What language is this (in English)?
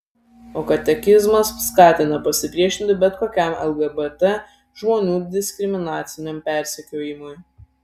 Lithuanian